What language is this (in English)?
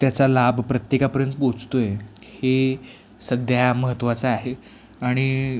Marathi